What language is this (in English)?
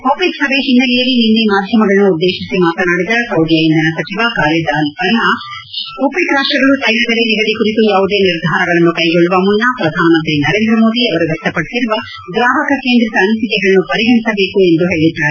Kannada